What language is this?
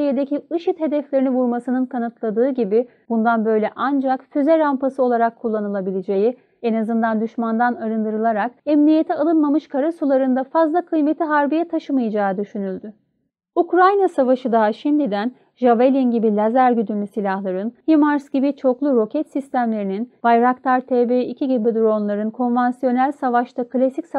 Turkish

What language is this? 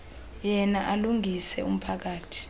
Xhosa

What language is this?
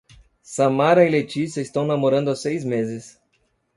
Portuguese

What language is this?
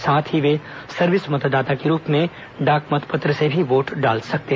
Hindi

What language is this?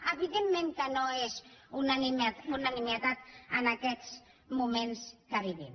Catalan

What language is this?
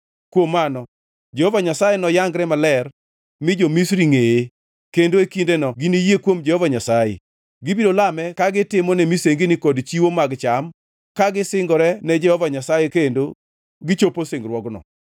Luo (Kenya and Tanzania)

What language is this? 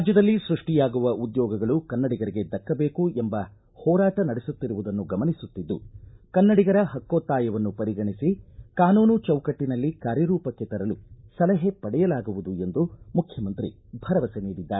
Kannada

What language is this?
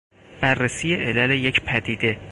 Persian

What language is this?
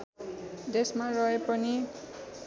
Nepali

